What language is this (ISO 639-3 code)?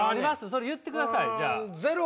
jpn